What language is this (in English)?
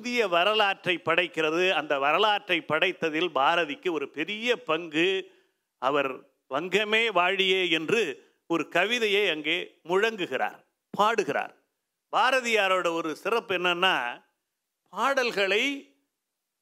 Tamil